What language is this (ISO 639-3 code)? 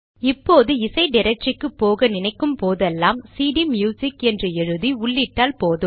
tam